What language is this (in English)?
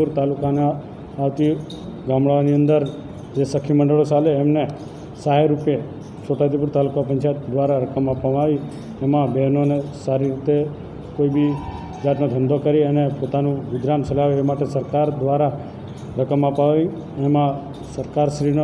Hindi